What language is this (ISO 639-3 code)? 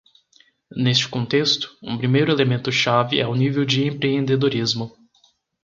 por